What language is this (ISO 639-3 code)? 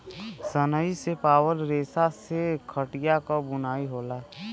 bho